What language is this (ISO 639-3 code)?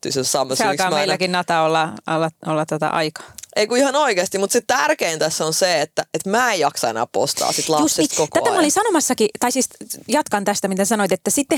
fin